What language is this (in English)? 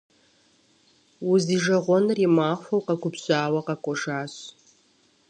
Kabardian